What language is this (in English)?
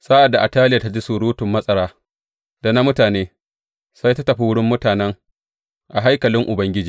Hausa